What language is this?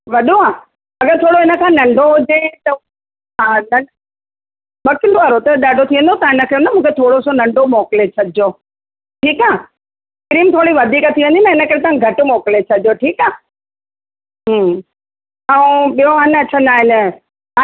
Sindhi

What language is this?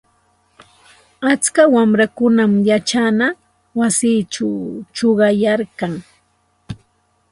Santa Ana de Tusi Pasco Quechua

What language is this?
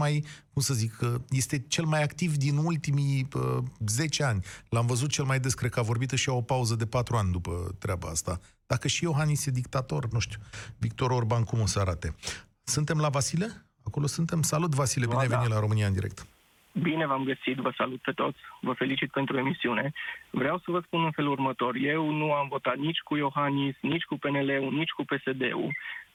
Romanian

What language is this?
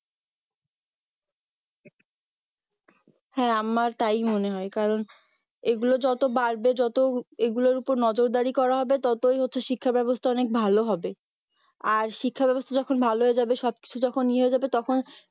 Bangla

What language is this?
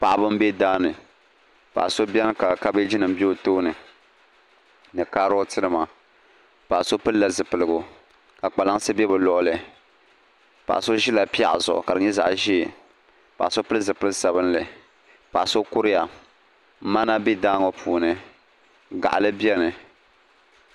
Dagbani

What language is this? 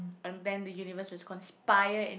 English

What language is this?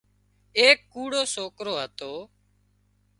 Wadiyara Koli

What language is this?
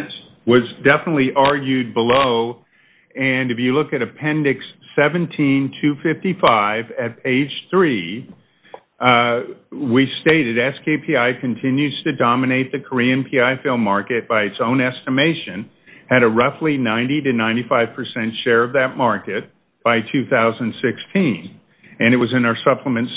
English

